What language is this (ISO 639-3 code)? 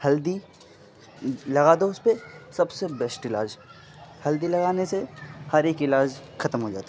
urd